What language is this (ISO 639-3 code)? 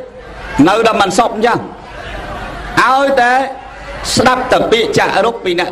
vie